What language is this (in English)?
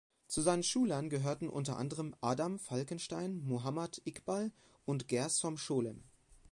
German